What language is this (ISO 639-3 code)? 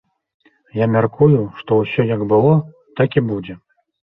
bel